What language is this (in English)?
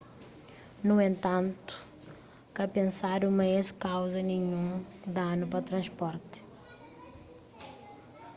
Kabuverdianu